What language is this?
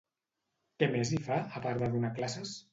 Catalan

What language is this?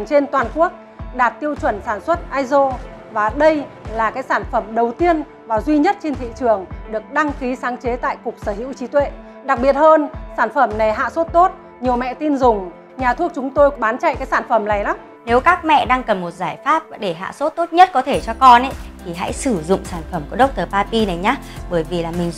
Vietnamese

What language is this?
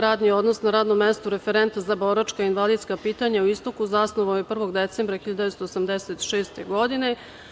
Serbian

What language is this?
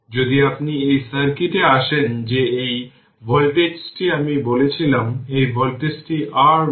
Bangla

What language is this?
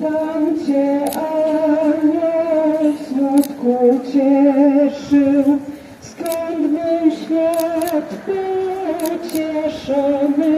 Romanian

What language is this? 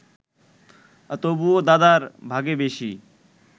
Bangla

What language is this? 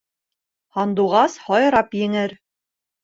Bashkir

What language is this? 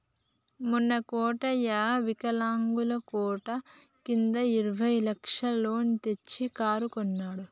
Telugu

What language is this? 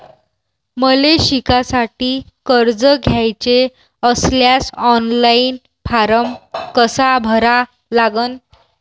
Marathi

